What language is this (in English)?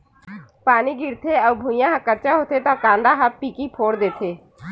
Chhattisgarhi